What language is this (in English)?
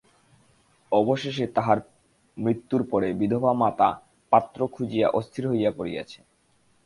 Bangla